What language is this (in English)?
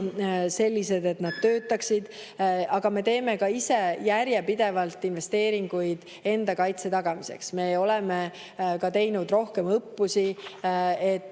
Estonian